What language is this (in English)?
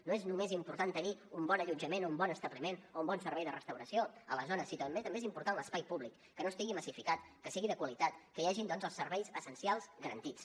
Catalan